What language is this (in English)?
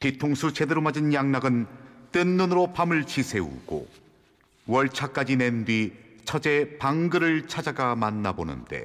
Korean